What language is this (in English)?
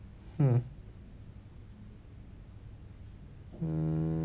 English